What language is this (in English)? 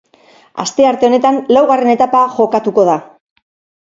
Basque